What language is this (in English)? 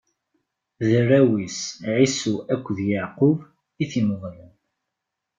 Kabyle